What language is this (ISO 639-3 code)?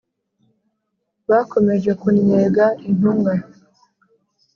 kin